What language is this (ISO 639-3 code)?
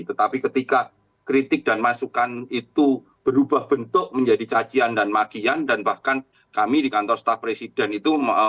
ind